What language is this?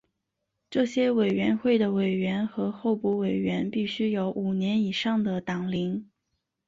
Chinese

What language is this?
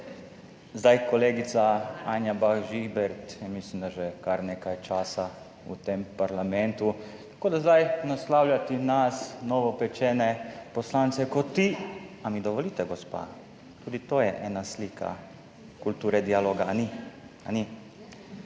Slovenian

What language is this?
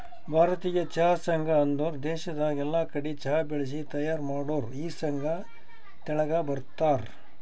Kannada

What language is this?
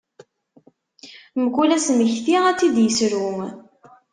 Kabyle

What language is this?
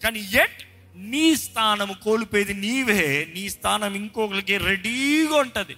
Telugu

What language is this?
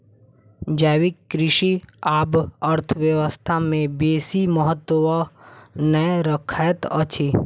Maithili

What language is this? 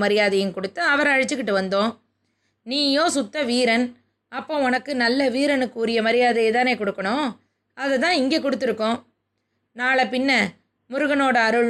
Tamil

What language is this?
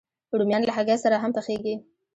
Pashto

